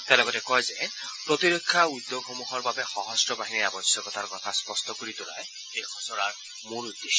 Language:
Assamese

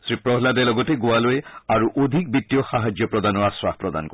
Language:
Assamese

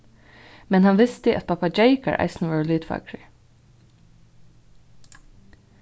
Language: Faroese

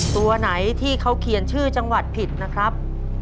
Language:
Thai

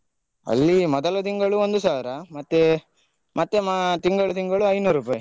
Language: Kannada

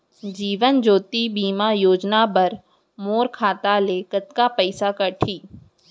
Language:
Chhattisgarhi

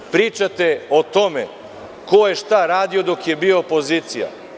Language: Serbian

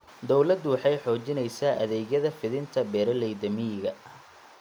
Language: Somali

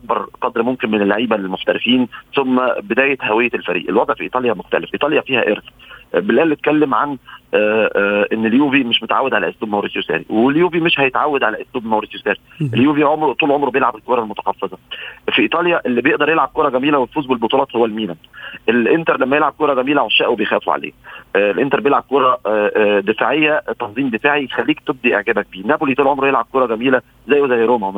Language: Arabic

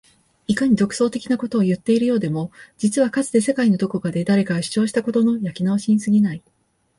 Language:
Japanese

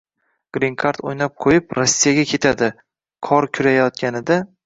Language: Uzbek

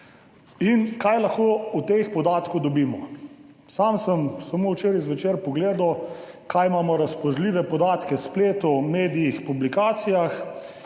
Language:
Slovenian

